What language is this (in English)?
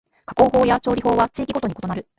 Japanese